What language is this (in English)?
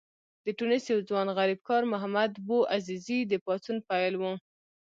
Pashto